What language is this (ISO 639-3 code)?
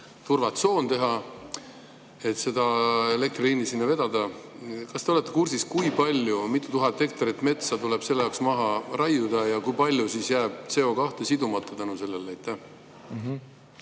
est